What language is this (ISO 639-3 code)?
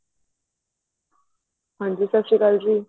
pan